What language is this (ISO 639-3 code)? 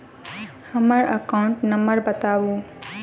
mai